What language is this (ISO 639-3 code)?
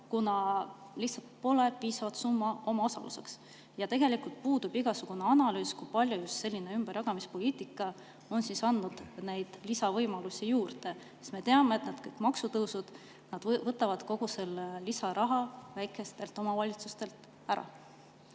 est